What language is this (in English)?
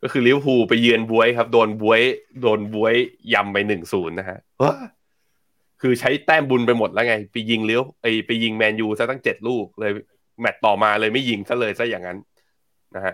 Thai